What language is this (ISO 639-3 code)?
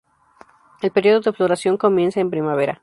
spa